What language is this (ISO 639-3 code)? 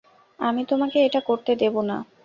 ben